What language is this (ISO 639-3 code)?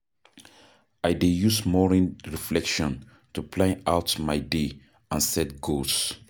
pcm